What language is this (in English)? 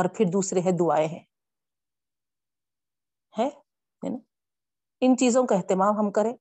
Urdu